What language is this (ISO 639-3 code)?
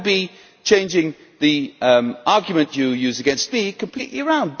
eng